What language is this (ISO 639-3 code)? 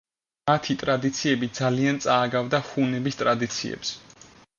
kat